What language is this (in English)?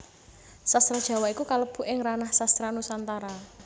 Javanese